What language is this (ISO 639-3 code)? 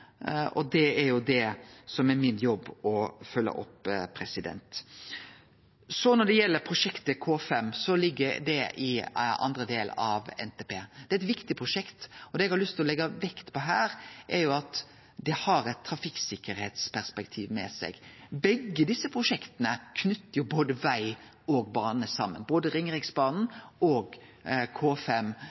nno